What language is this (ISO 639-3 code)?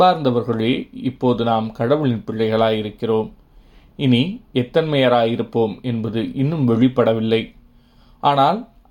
tam